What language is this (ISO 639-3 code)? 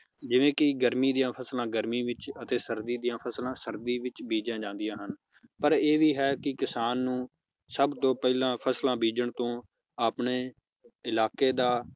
pan